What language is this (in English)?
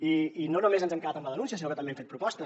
Catalan